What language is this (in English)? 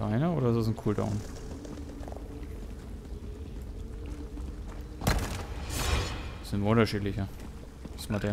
German